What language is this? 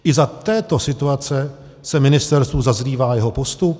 Czech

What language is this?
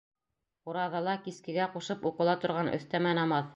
Bashkir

